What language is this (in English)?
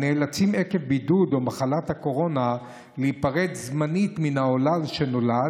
Hebrew